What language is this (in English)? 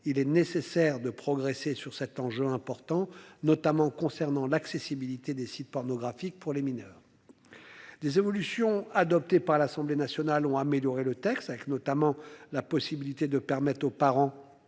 French